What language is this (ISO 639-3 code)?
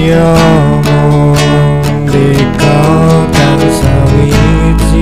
ind